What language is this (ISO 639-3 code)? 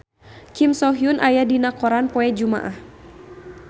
sun